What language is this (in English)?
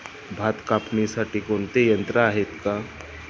Marathi